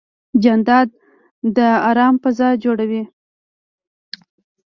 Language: Pashto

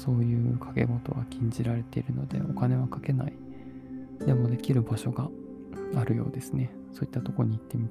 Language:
Japanese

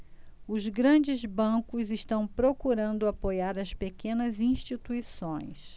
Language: Portuguese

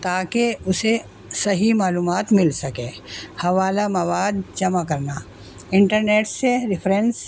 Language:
Urdu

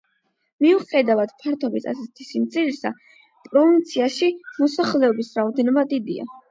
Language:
Georgian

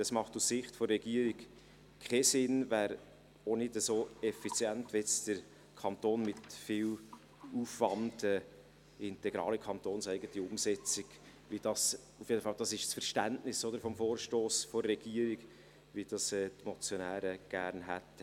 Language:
Swiss German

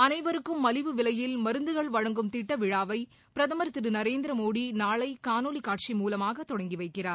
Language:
Tamil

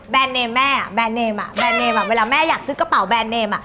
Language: Thai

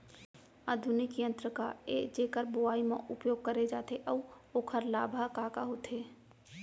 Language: Chhattisgarhi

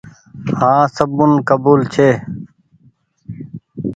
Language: Goaria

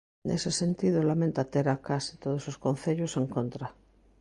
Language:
Galician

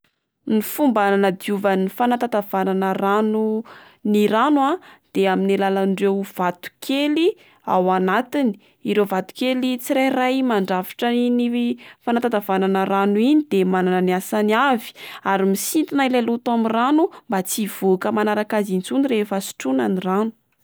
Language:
Malagasy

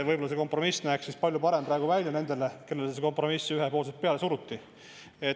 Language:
Estonian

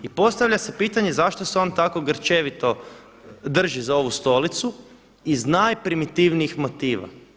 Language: Croatian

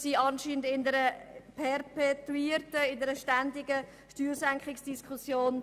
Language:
Swiss German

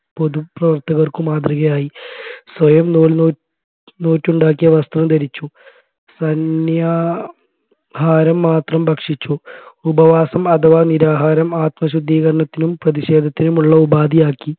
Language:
Malayalam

